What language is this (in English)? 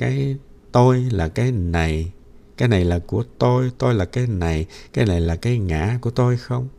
Vietnamese